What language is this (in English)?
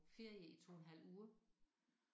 Danish